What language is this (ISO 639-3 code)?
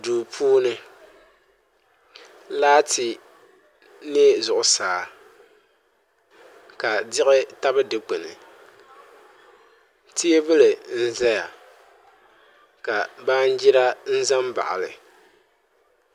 dag